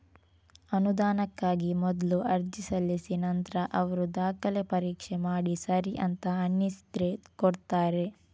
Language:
Kannada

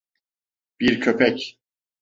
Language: Turkish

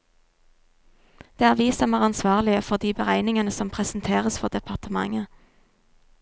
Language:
Norwegian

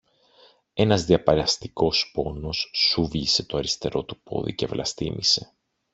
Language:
Greek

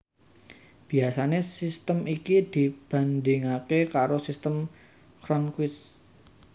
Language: Javanese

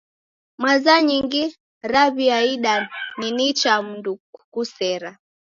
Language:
Taita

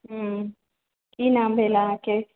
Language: Maithili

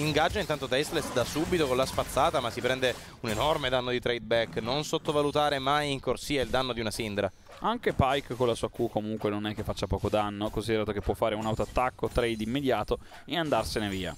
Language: Italian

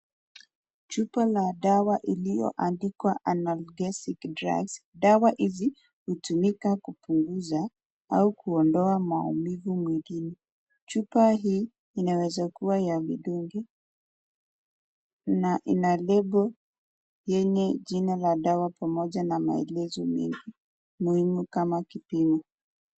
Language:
Swahili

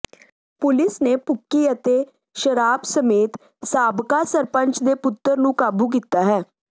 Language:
Punjabi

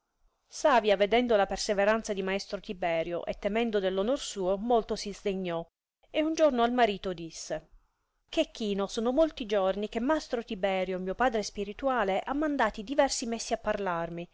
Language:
Italian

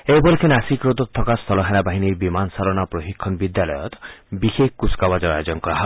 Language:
Assamese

